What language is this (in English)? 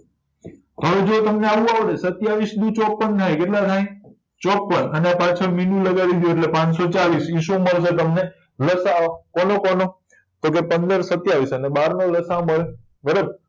Gujarati